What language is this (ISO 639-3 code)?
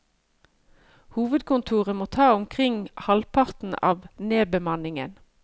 nor